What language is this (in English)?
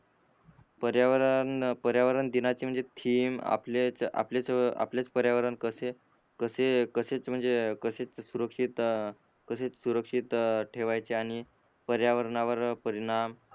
Marathi